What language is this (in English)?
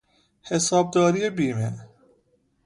Persian